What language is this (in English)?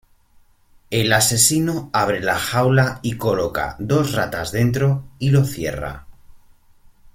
Spanish